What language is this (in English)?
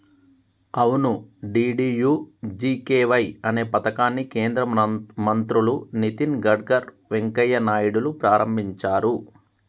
Telugu